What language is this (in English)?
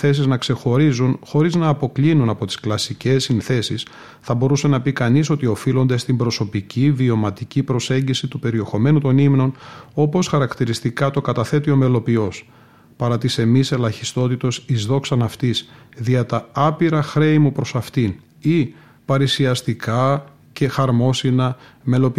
Greek